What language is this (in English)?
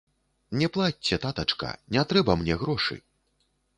Belarusian